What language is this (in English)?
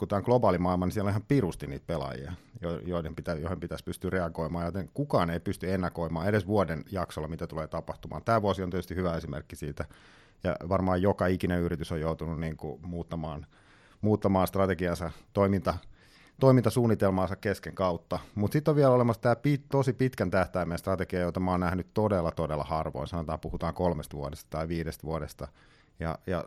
Finnish